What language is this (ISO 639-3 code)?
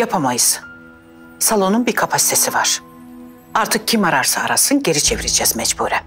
tur